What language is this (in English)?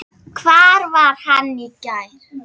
Icelandic